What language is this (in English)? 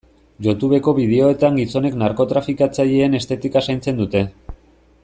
Basque